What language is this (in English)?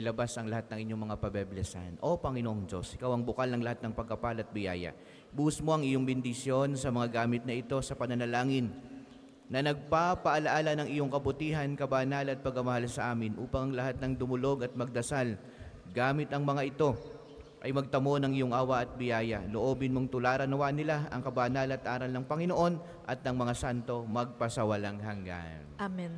Filipino